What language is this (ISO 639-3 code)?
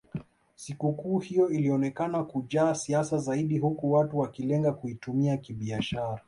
swa